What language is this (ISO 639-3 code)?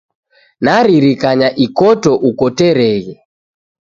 dav